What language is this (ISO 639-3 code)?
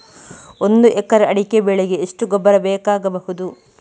kan